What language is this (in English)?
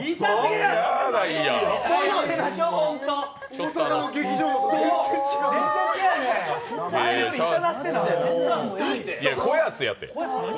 Japanese